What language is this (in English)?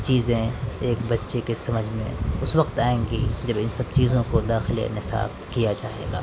Urdu